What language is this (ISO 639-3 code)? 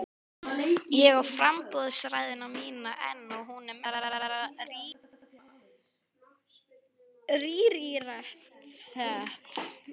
isl